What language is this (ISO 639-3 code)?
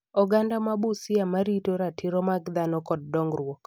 luo